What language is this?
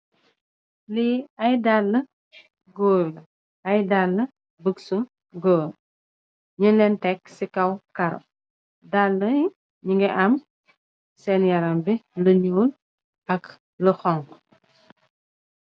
Wolof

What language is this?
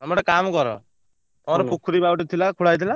Odia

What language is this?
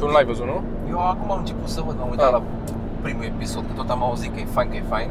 Romanian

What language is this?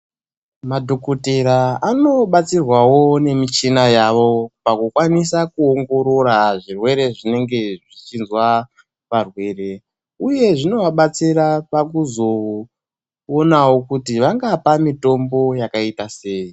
Ndau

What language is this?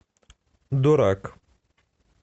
Russian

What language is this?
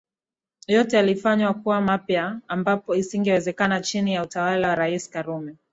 Swahili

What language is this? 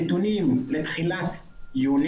Hebrew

